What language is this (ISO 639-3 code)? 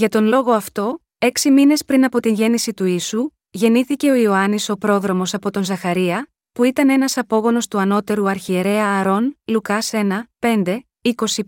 ell